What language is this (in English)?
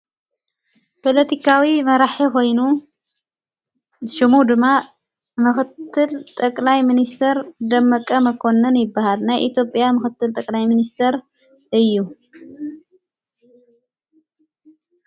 Tigrinya